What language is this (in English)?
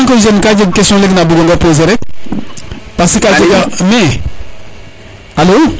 Serer